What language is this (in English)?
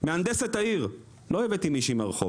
Hebrew